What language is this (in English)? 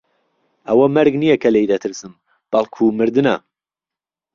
Central Kurdish